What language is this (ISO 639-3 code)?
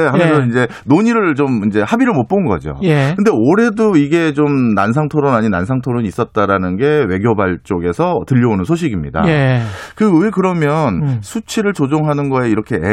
kor